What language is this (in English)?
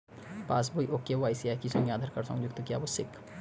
Bangla